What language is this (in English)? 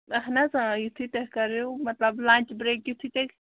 Kashmiri